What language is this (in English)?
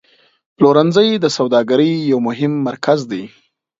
Pashto